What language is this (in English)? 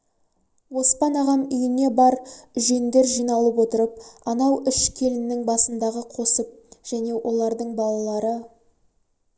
Kazakh